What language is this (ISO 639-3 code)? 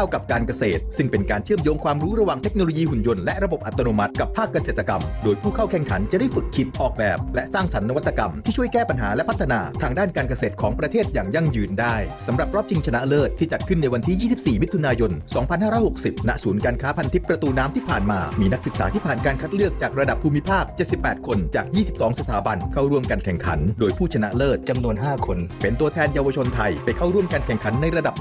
tha